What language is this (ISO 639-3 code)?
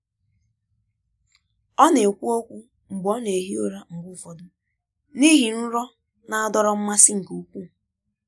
ibo